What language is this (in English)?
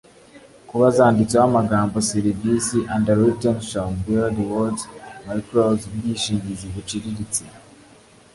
Kinyarwanda